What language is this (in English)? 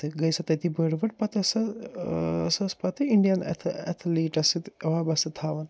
Kashmiri